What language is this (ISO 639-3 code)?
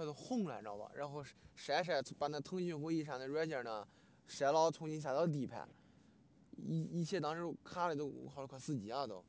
zho